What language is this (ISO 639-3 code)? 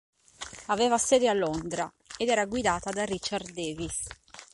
ita